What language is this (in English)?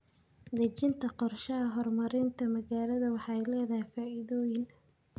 Somali